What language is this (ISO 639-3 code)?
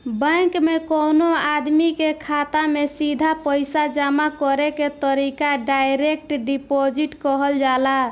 bho